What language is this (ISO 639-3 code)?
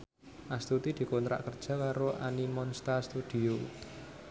jav